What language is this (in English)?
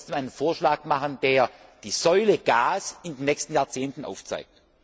German